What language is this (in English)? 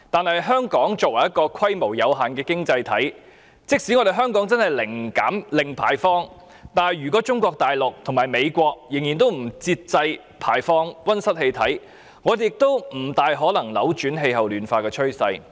Cantonese